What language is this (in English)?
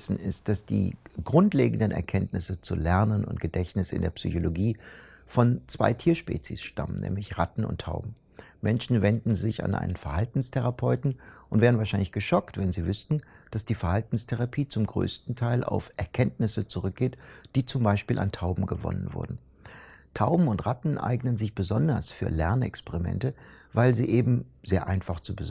German